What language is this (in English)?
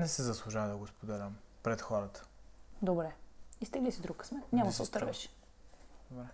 Bulgarian